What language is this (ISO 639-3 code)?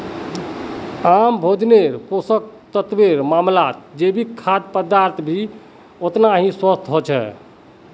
mag